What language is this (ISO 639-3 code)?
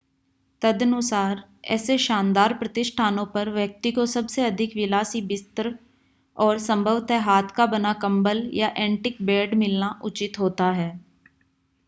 hin